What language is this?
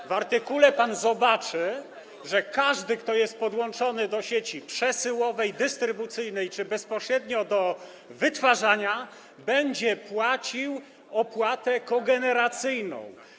Polish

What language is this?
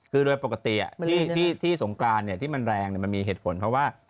Thai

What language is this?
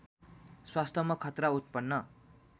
Nepali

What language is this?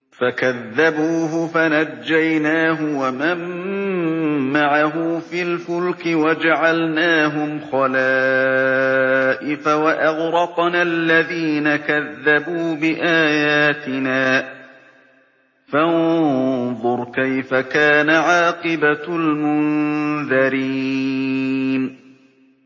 Arabic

